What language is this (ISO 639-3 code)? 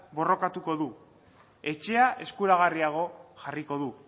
eus